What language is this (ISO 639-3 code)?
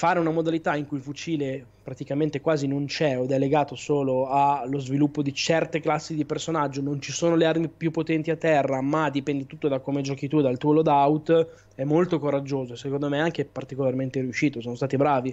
ita